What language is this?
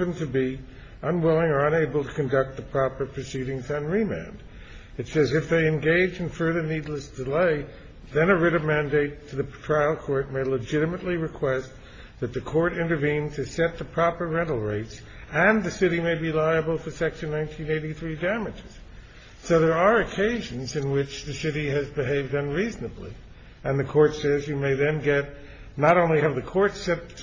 English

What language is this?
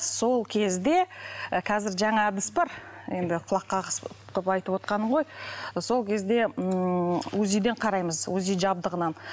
Kazakh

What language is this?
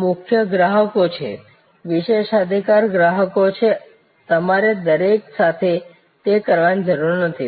Gujarati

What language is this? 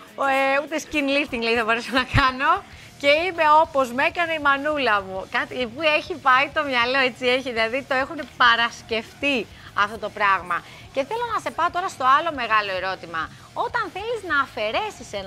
Greek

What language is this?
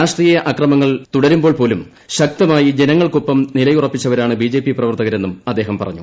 Malayalam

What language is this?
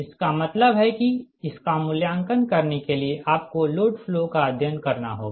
Hindi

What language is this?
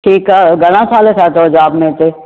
Sindhi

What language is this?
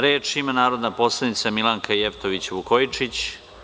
Serbian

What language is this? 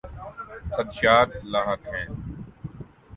Urdu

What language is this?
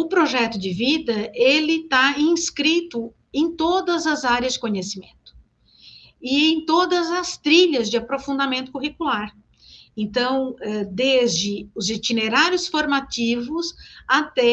Portuguese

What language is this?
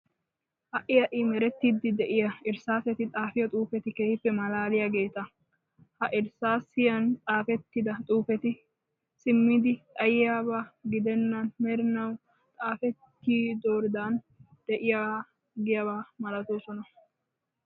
Wolaytta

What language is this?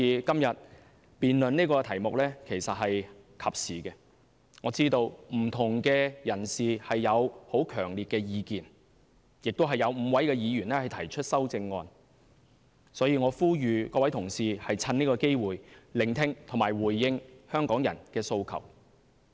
Cantonese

